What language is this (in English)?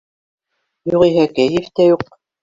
Bashkir